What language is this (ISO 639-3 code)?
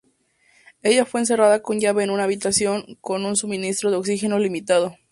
spa